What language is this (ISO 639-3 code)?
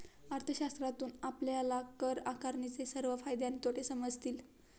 mar